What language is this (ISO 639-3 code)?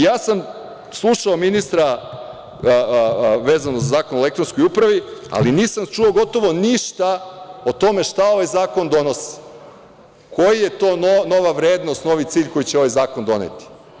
srp